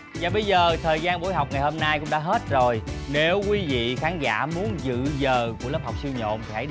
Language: Vietnamese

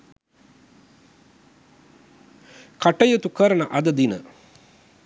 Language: Sinhala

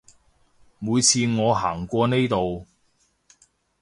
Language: Cantonese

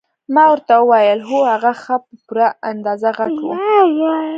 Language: Pashto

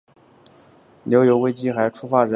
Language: Chinese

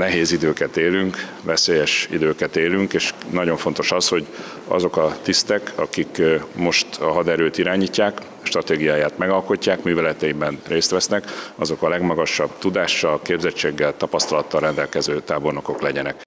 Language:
Hungarian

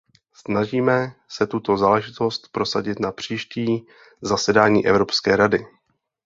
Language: Czech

